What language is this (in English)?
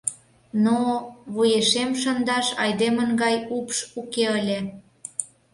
Mari